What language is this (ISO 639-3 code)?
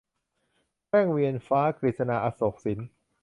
tha